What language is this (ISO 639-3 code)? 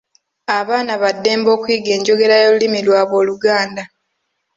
lug